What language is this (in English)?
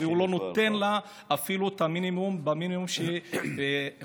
Hebrew